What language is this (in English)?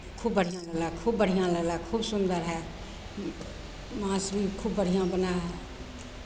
Maithili